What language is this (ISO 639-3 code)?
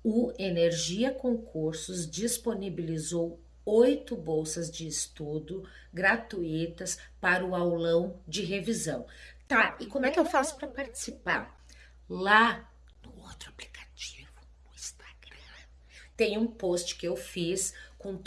por